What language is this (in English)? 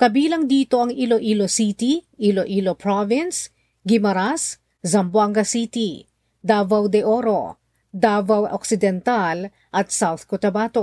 Filipino